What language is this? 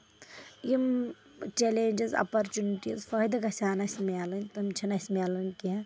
Kashmiri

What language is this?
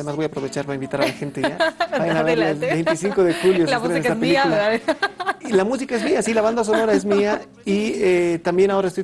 Spanish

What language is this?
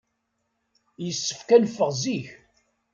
Kabyle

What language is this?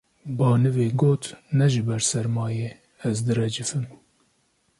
Kurdish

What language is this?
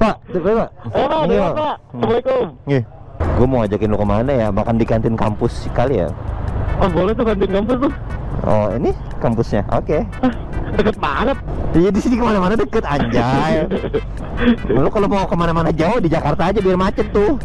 Indonesian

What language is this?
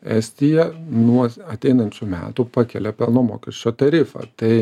Lithuanian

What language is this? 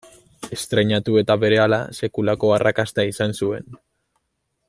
Basque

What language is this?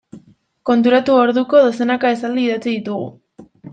Basque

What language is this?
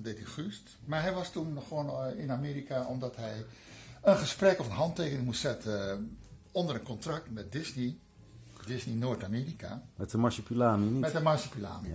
Dutch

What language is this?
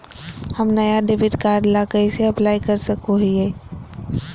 Magahi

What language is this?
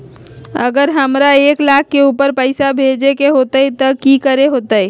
Magahi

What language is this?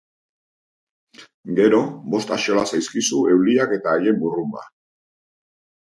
Basque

